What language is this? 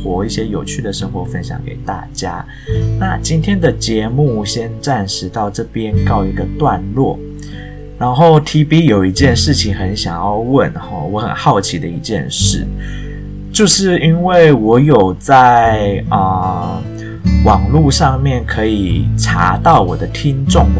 Chinese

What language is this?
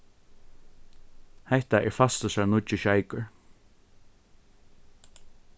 Faroese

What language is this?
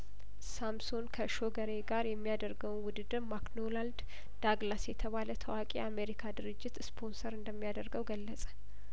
Amharic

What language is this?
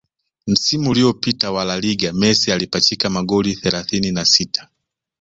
Swahili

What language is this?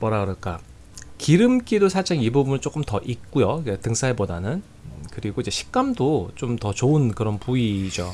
Korean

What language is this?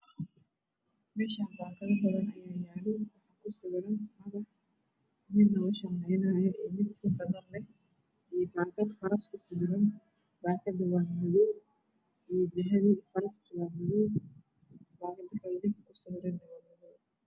Somali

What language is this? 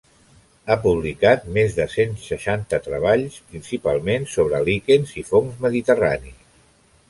Catalan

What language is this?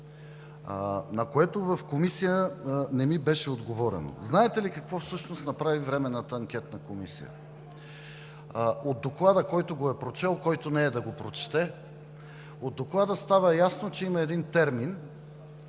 Bulgarian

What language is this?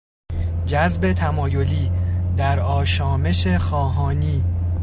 Persian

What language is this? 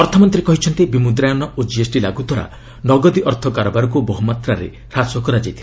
Odia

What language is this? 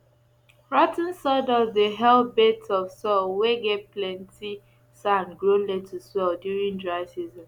Nigerian Pidgin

